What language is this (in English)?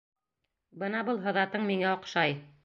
Bashkir